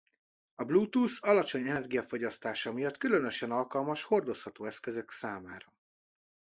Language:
Hungarian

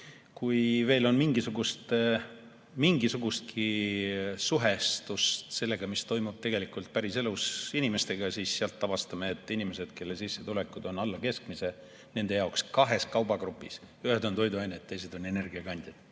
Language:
Estonian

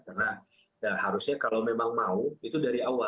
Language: Indonesian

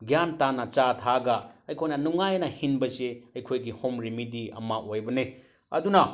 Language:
Manipuri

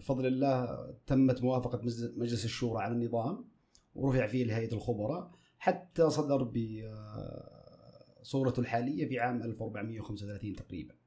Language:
Arabic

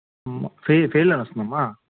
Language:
Telugu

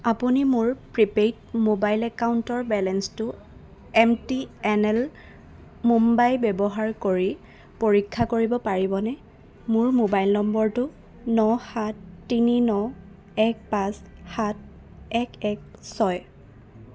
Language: Assamese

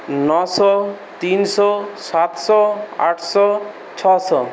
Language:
Bangla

